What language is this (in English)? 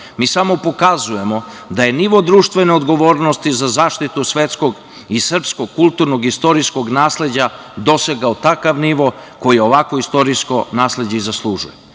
Serbian